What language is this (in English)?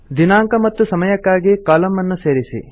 Kannada